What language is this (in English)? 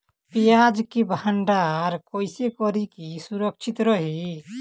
Bhojpuri